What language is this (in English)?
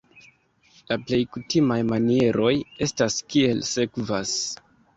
Esperanto